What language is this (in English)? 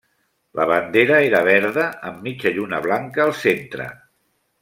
Catalan